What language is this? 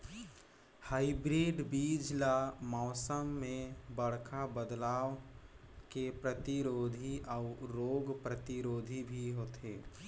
Chhattisgarhi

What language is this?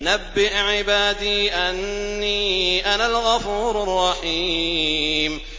Arabic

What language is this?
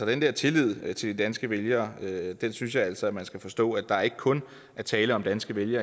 Danish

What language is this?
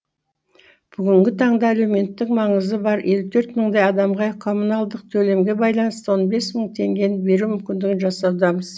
Kazakh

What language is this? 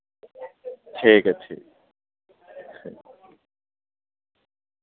Urdu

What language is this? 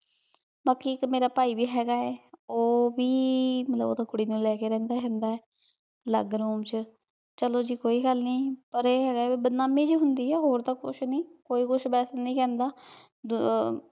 Punjabi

